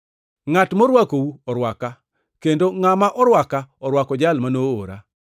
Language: Luo (Kenya and Tanzania)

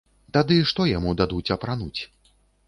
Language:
Belarusian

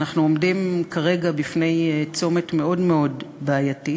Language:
Hebrew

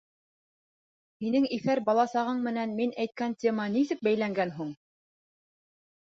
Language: Bashkir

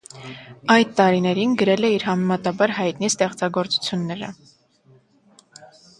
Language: Armenian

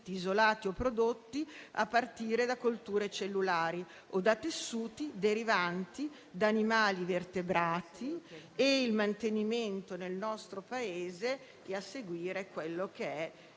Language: Italian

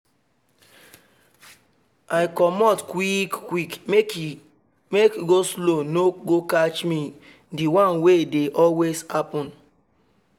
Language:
Nigerian Pidgin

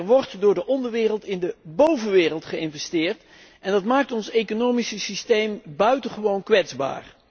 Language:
Dutch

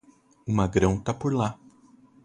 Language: Portuguese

